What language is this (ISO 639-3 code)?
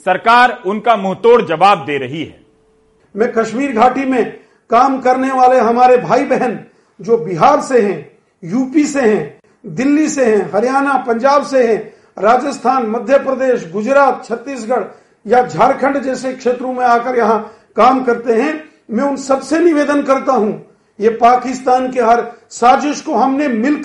hin